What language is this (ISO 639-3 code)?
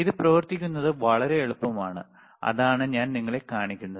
mal